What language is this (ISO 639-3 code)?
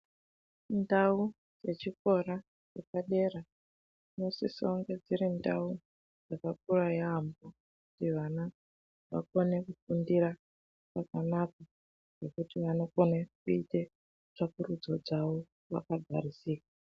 ndc